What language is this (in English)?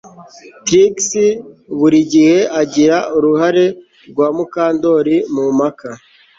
Kinyarwanda